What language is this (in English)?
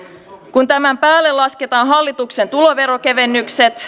Finnish